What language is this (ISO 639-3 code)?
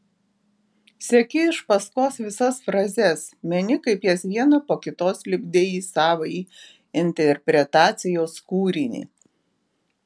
lit